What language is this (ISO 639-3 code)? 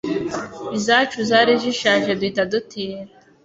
kin